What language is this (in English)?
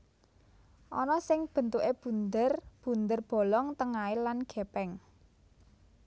Javanese